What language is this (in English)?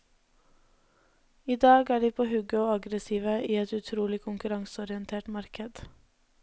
Norwegian